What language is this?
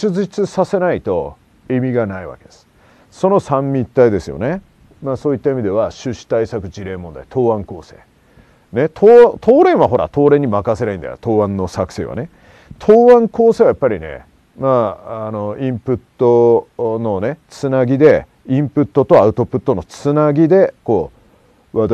Japanese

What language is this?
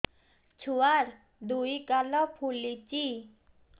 Odia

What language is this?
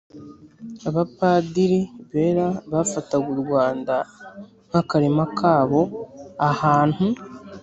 Kinyarwanda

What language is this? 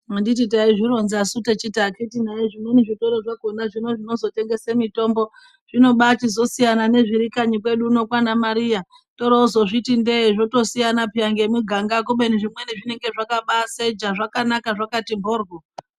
Ndau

